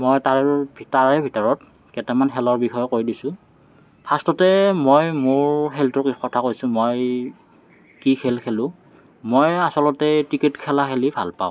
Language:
Assamese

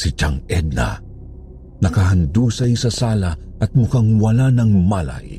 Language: Filipino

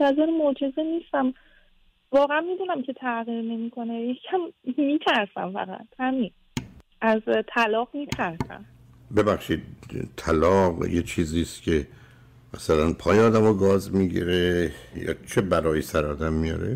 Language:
Persian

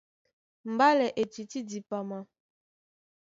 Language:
Duala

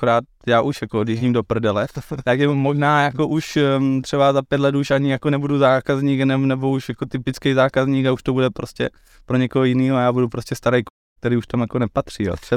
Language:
Czech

